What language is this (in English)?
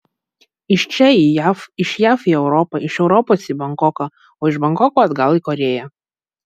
Lithuanian